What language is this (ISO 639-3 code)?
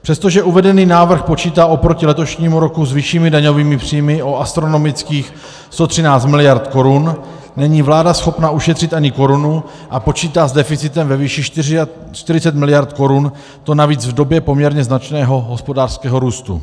ces